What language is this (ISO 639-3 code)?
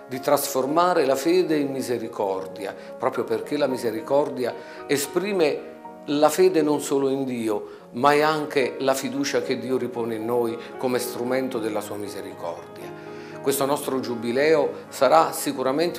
ita